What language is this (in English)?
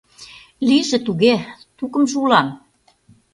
Mari